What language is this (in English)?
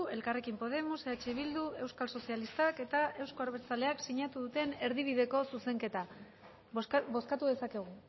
Basque